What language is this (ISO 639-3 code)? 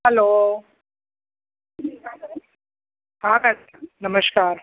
snd